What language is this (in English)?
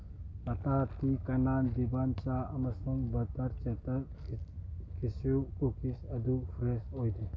Manipuri